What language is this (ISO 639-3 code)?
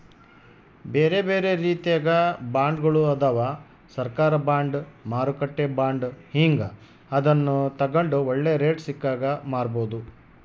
kan